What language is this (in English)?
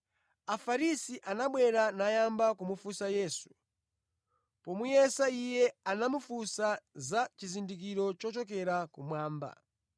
Nyanja